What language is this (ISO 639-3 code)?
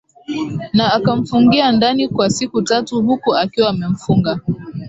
swa